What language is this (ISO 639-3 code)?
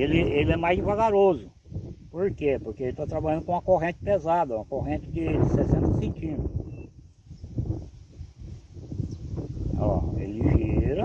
por